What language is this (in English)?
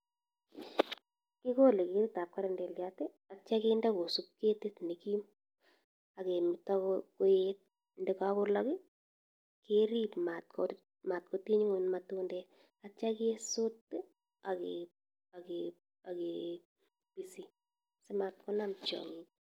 Kalenjin